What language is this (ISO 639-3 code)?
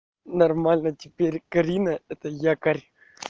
rus